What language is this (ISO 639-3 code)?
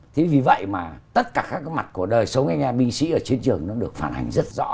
vie